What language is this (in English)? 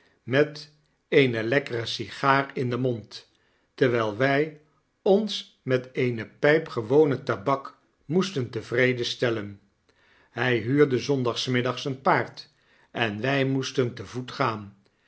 Dutch